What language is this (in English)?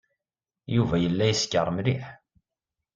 Kabyle